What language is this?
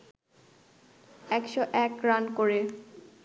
Bangla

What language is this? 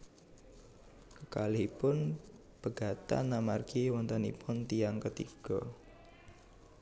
Javanese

